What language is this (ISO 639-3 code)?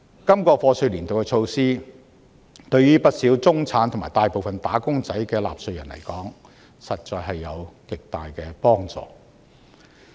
yue